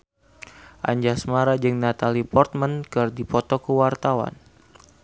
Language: Sundanese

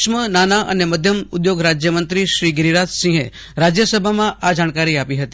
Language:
Gujarati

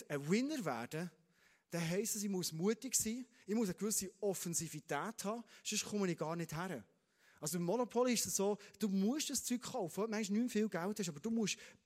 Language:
German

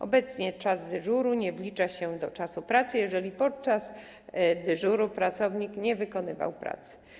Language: Polish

